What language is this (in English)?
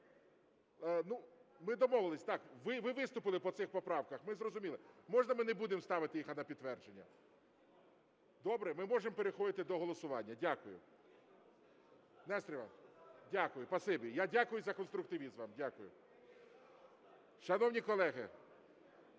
Ukrainian